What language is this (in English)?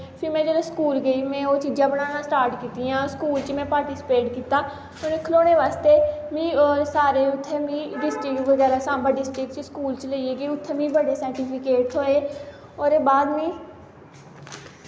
Dogri